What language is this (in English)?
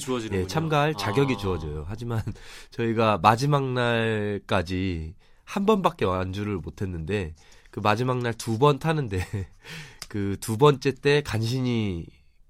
Korean